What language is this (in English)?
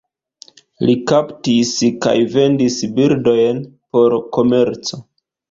Esperanto